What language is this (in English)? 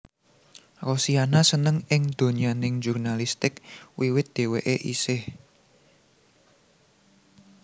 Javanese